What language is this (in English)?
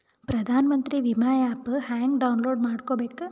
Kannada